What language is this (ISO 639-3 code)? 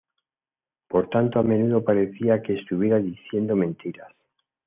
spa